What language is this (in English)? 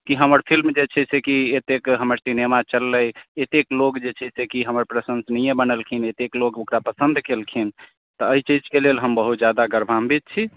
Maithili